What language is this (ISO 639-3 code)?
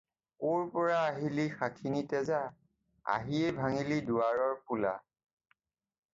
asm